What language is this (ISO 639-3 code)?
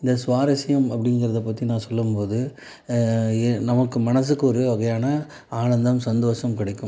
tam